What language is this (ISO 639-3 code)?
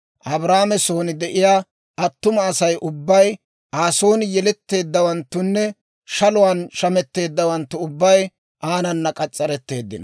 dwr